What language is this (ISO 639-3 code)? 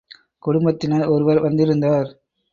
tam